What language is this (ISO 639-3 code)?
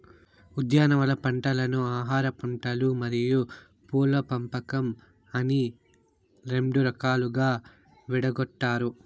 tel